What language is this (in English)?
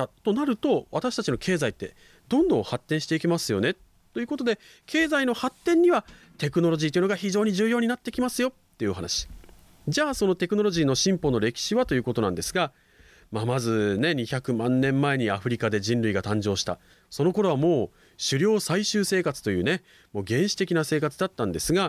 Japanese